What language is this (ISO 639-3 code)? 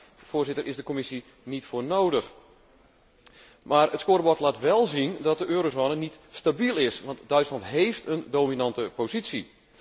nld